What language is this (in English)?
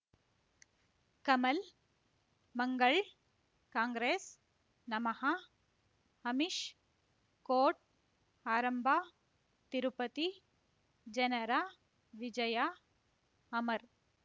Kannada